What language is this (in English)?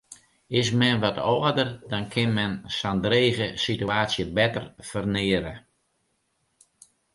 Western Frisian